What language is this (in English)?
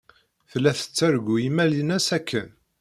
Kabyle